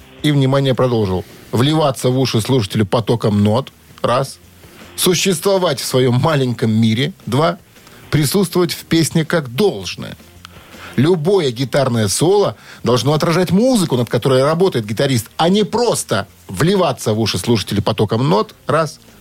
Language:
Russian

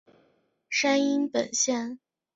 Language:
Chinese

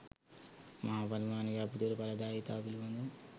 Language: Sinhala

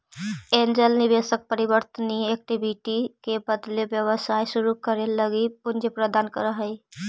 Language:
Magahi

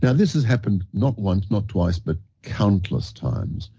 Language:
English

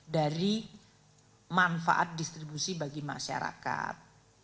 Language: Indonesian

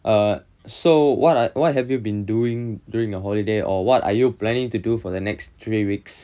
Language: English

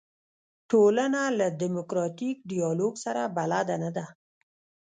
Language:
Pashto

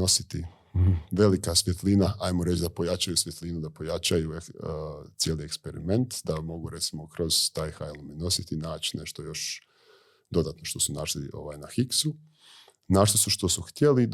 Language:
Croatian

